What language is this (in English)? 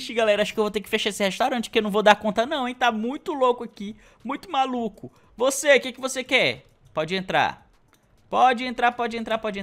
Portuguese